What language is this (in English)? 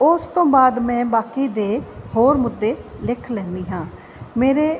Punjabi